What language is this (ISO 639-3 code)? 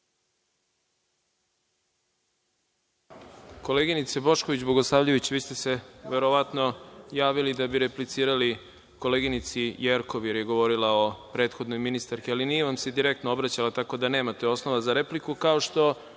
srp